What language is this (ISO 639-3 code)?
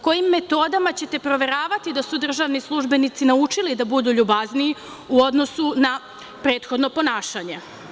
srp